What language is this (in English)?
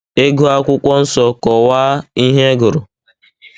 Igbo